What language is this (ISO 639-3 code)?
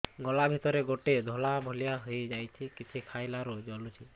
ori